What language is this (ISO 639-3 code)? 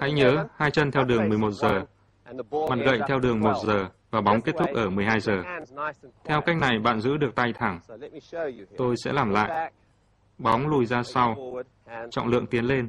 vie